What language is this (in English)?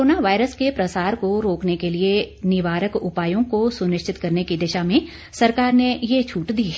Hindi